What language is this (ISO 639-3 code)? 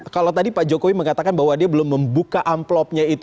ind